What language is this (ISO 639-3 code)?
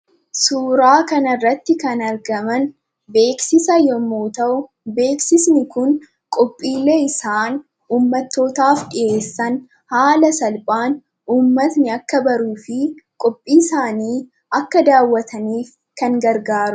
orm